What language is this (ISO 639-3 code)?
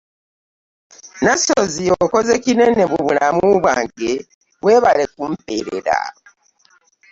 lug